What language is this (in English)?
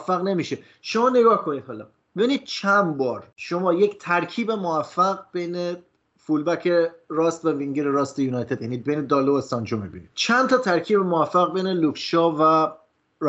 Persian